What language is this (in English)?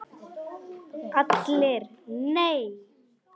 Icelandic